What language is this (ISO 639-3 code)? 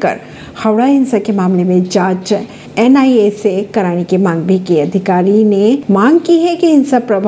hin